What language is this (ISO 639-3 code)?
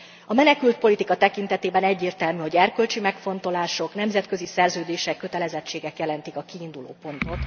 hun